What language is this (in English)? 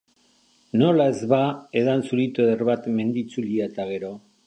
Basque